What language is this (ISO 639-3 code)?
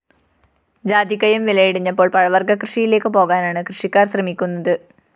mal